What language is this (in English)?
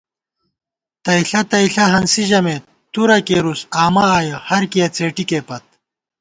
Gawar-Bati